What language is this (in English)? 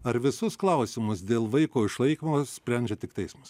Lithuanian